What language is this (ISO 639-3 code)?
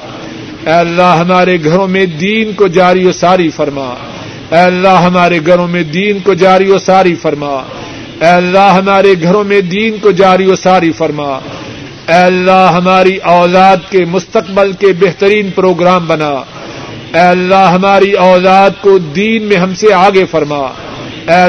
urd